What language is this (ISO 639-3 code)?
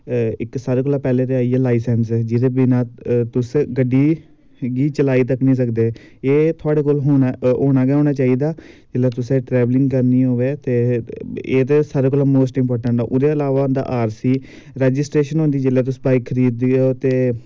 doi